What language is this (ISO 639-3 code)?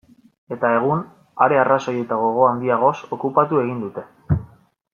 eus